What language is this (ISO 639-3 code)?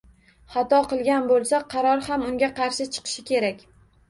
uzb